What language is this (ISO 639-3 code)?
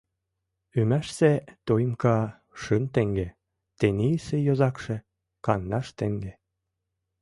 chm